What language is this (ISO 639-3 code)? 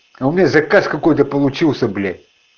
rus